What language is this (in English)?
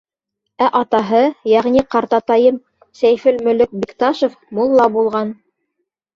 Bashkir